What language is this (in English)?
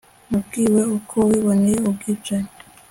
Kinyarwanda